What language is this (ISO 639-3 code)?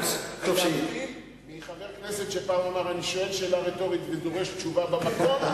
heb